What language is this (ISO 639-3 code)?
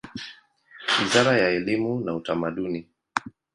swa